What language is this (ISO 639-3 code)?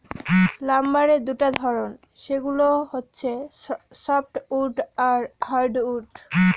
ben